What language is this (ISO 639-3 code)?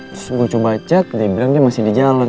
ind